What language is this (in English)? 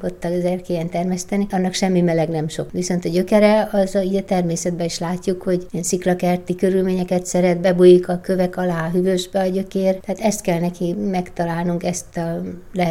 Hungarian